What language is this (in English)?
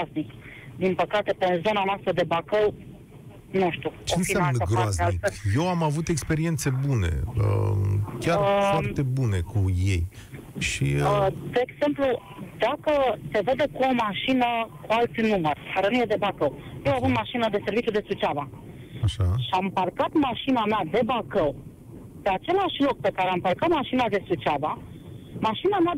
Romanian